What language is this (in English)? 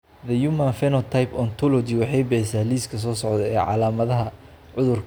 Somali